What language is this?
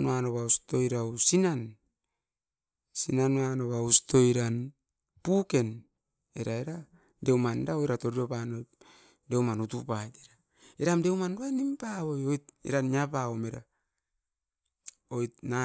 Askopan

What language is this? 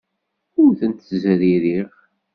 Kabyle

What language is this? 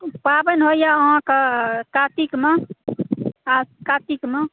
Maithili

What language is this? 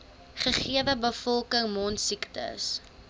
Afrikaans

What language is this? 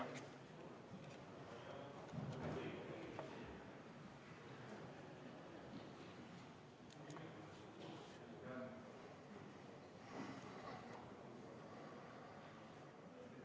Estonian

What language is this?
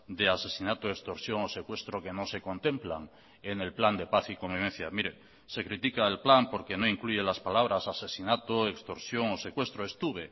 Spanish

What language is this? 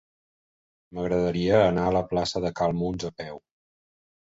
Catalan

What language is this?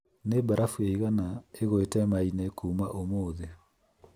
Kikuyu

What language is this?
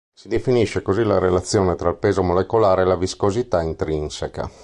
Italian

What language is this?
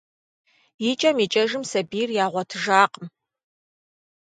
Kabardian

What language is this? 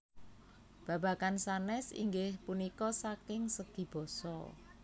Javanese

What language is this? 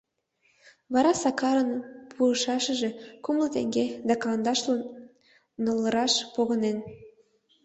Mari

